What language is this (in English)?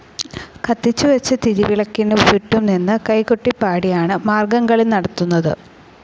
Malayalam